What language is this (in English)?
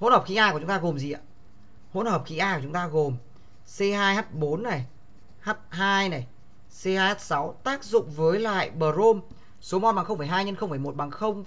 Vietnamese